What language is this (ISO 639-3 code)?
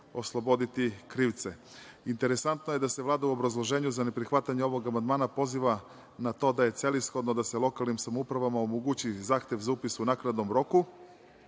srp